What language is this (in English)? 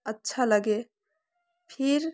Hindi